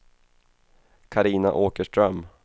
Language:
Swedish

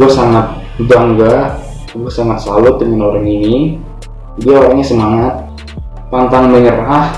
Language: Indonesian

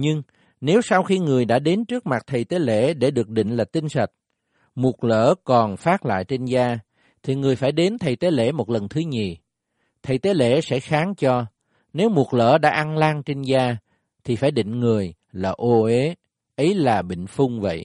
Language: Vietnamese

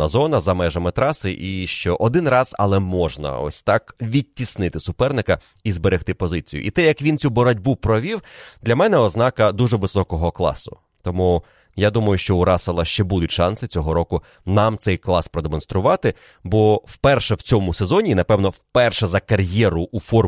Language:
Ukrainian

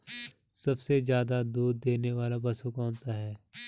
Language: Hindi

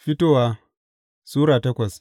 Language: Hausa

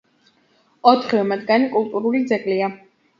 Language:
Georgian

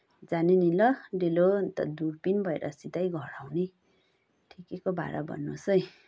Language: Nepali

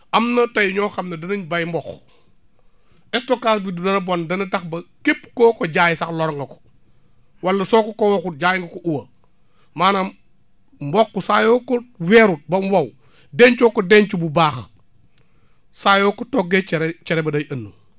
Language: Wolof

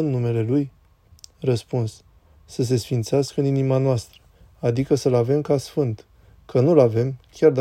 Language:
Romanian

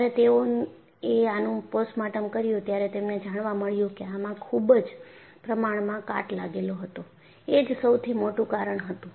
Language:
Gujarati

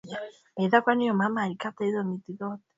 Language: Swahili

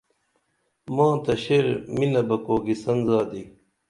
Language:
Dameli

